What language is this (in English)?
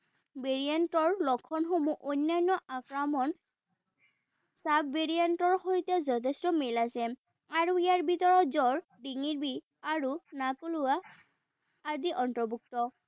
Assamese